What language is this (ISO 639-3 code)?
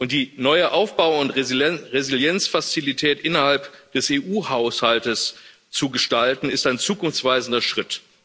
deu